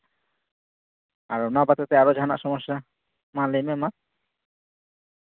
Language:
Santali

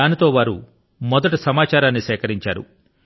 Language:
Telugu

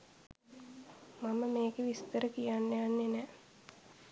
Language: Sinhala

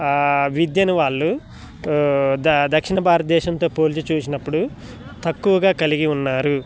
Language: Telugu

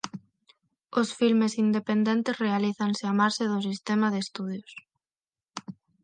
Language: Galician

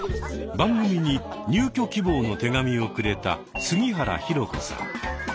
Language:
Japanese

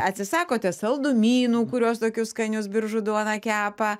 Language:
Lithuanian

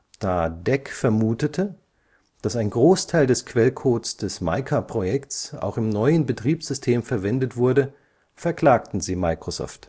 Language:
German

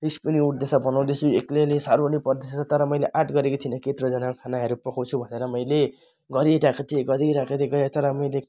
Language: Nepali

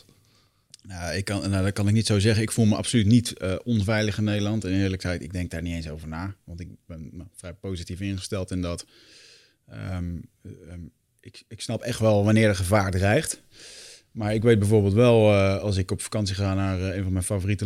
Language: Dutch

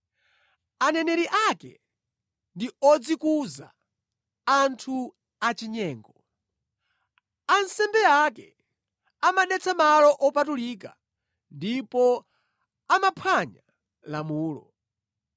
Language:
Nyanja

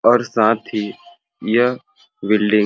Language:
Sadri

